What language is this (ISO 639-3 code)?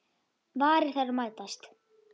isl